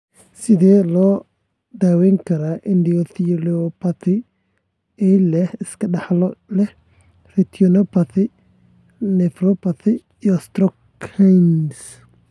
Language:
Somali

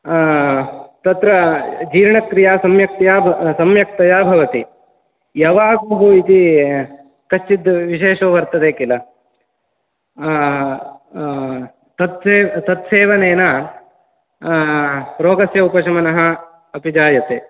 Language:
Sanskrit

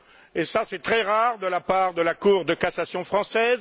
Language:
French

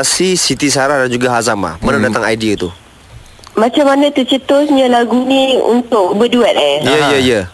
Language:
Malay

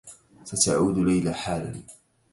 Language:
Arabic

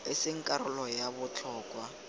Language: Tswana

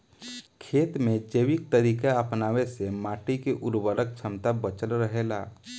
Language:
Bhojpuri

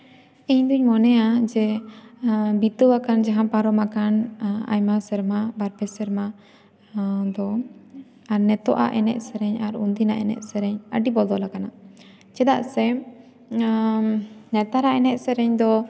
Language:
Santali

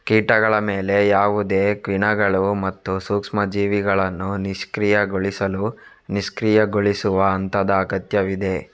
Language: Kannada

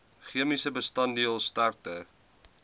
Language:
Afrikaans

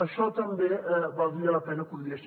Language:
Catalan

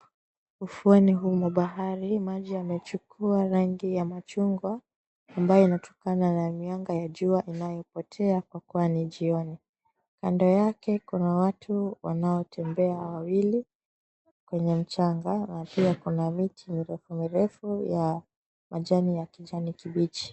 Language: Swahili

